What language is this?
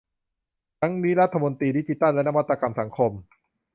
Thai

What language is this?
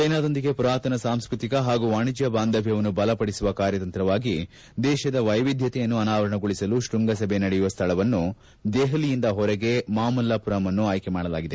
Kannada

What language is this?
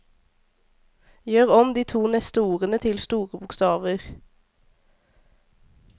Norwegian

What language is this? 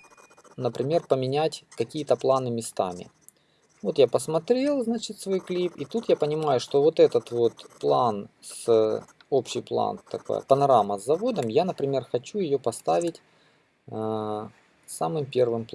Russian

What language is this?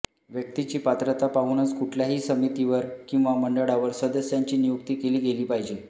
Marathi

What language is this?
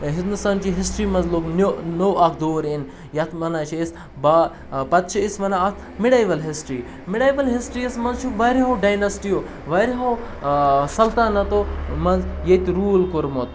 Kashmiri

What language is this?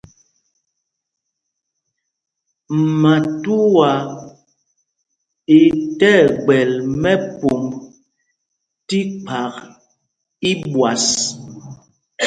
Mpumpong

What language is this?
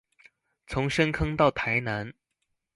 Chinese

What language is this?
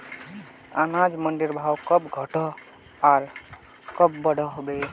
Magahi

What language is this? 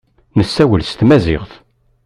Kabyle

